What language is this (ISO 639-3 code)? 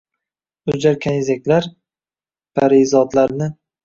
uzb